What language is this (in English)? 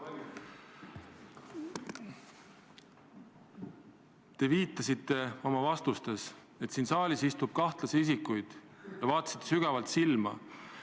Estonian